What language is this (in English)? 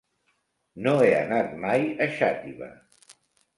Catalan